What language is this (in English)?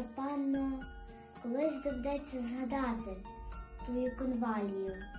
Ukrainian